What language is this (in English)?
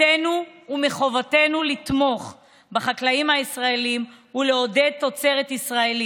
Hebrew